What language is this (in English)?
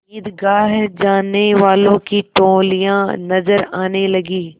Hindi